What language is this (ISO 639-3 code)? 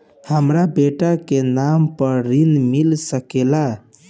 bho